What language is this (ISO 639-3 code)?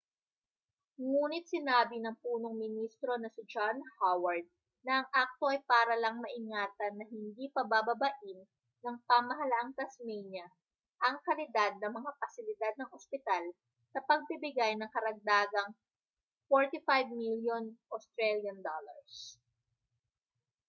fil